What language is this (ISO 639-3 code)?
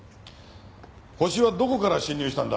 jpn